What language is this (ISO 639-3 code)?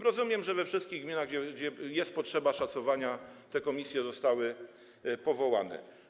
pol